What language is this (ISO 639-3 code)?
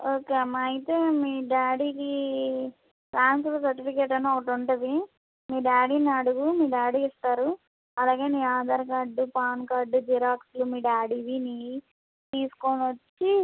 tel